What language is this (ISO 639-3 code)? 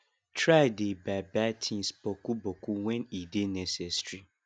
pcm